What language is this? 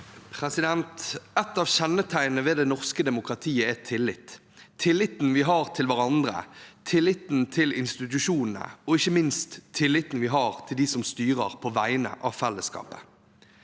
Norwegian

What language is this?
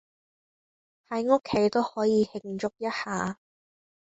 Cantonese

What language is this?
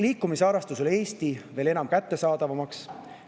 Estonian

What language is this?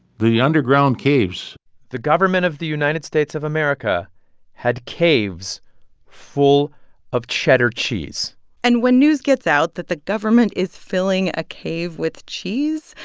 English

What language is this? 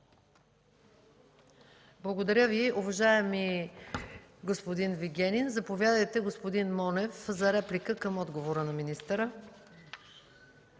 Bulgarian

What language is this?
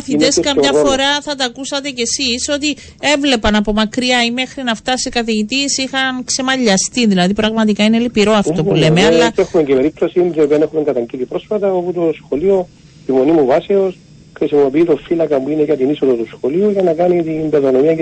Greek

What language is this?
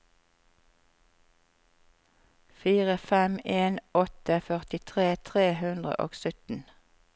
Norwegian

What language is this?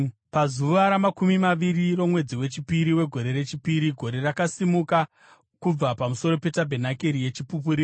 Shona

